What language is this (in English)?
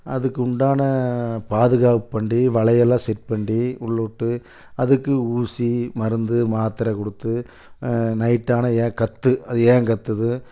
Tamil